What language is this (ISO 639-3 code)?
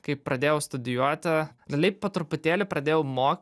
lit